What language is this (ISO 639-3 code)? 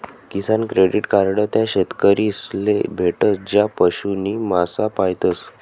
mar